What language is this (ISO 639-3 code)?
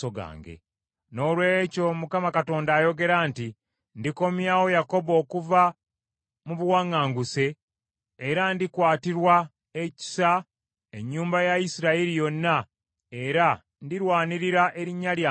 lug